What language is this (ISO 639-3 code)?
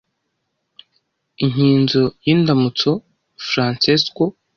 kin